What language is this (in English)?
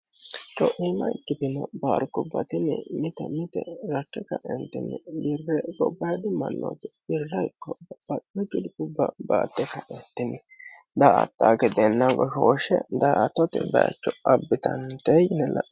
Sidamo